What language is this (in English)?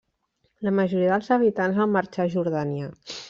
Catalan